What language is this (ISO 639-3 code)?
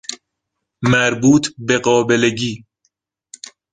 fas